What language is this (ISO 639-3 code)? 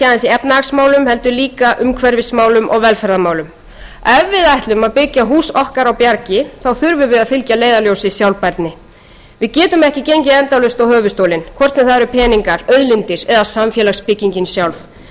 isl